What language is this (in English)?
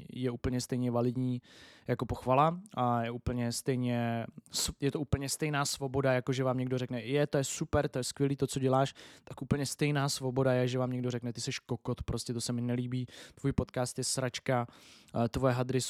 Czech